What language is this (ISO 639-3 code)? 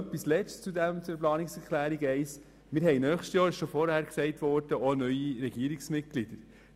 gsw